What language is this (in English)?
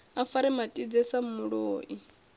Venda